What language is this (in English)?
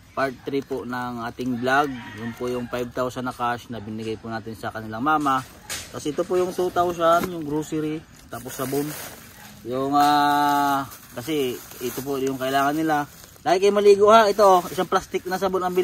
Filipino